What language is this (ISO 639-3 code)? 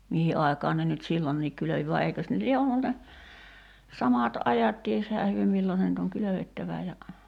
fin